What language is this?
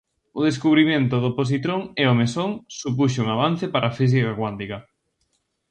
Galician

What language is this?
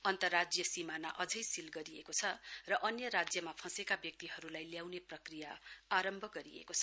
Nepali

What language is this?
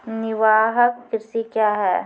Maithili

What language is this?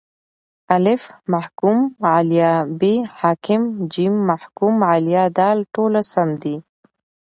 Pashto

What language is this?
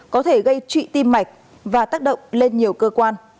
Vietnamese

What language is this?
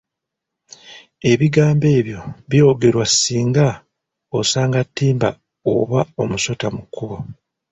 Ganda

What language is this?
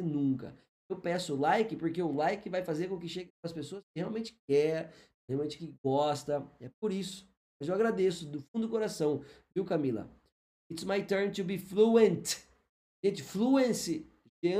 Portuguese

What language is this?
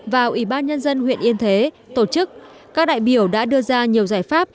Vietnamese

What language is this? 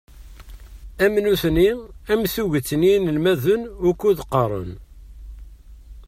Kabyle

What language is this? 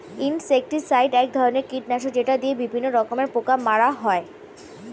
Bangla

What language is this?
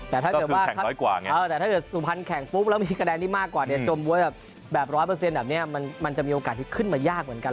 Thai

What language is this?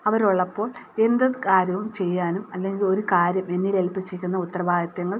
Malayalam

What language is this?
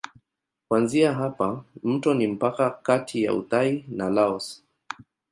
Swahili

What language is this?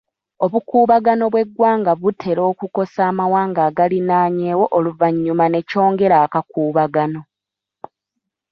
Ganda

